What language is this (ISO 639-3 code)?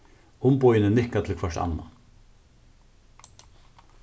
fao